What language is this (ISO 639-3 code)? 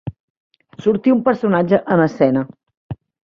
cat